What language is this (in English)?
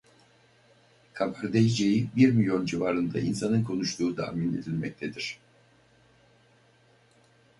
Turkish